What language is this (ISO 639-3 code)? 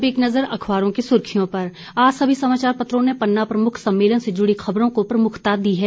hin